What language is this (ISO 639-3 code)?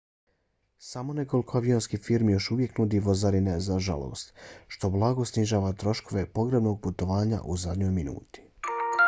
bos